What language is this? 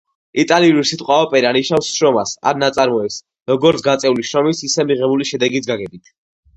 Georgian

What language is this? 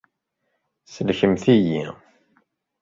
Kabyle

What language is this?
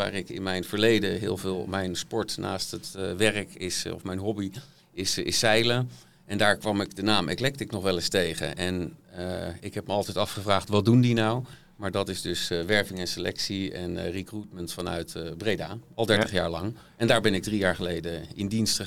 Dutch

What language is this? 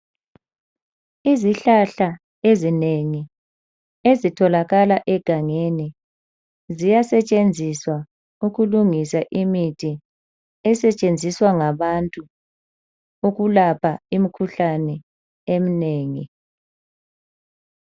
North Ndebele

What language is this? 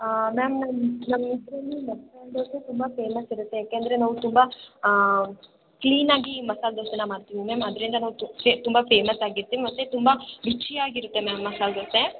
Kannada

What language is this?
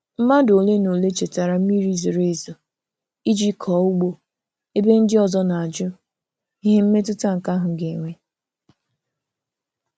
Igbo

